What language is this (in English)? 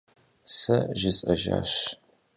Kabardian